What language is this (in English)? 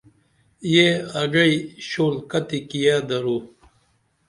Dameli